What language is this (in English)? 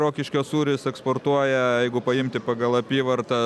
Lithuanian